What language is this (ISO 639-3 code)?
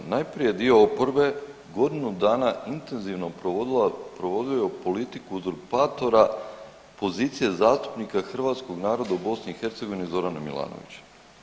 hrv